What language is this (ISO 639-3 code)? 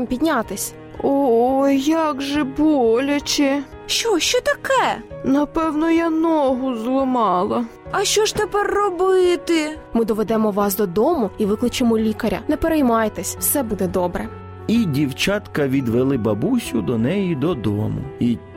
ukr